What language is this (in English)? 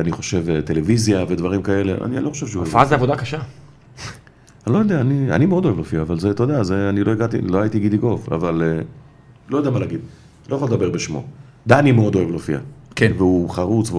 Hebrew